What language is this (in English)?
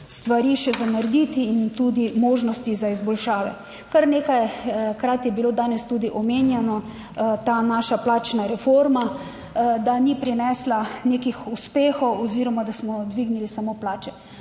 Slovenian